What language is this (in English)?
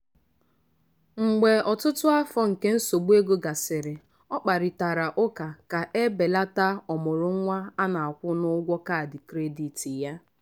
Igbo